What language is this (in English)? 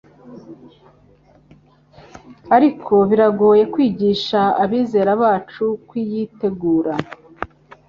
Kinyarwanda